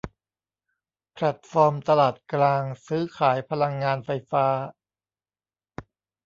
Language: Thai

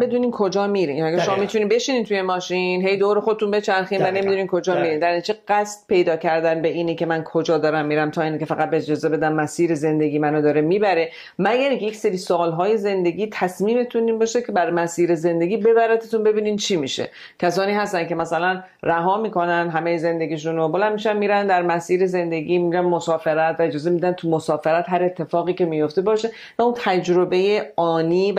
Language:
Persian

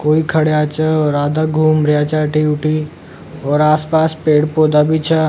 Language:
Rajasthani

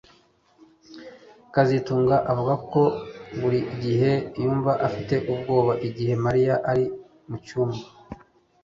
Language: Kinyarwanda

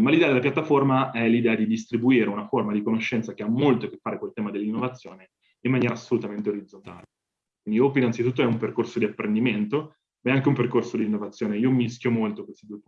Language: Italian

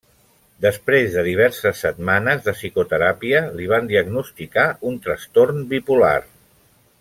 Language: Catalan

